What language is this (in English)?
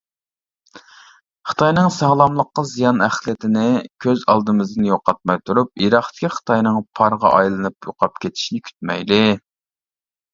Uyghur